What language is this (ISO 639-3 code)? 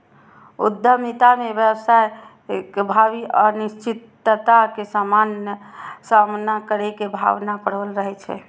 mai